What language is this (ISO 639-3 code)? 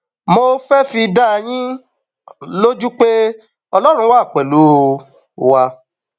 yor